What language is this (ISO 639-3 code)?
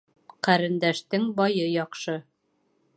bak